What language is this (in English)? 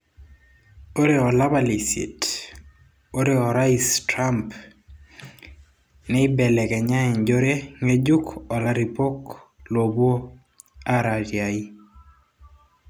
Masai